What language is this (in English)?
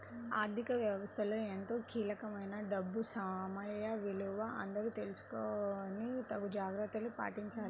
Telugu